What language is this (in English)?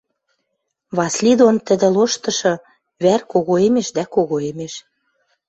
Western Mari